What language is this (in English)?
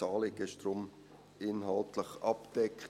Swiss German